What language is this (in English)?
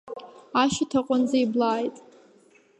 Abkhazian